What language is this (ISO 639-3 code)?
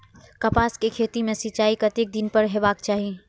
mai